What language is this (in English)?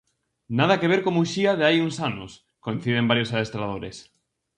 Galician